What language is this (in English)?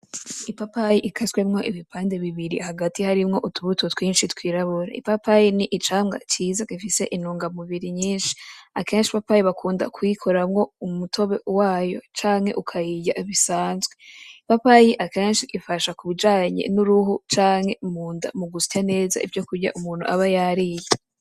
Rundi